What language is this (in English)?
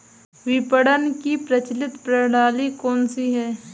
Hindi